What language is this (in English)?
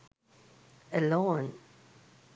Sinhala